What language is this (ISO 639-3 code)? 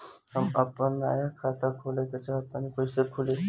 bho